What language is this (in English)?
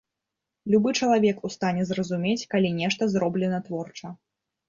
Belarusian